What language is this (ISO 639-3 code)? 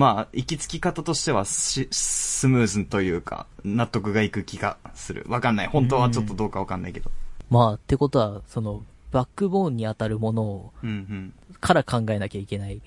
jpn